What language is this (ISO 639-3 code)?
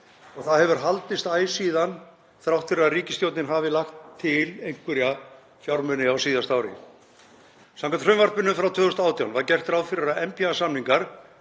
isl